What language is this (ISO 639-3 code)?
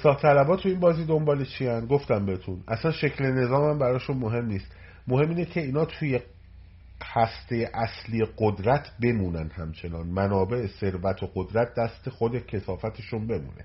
fas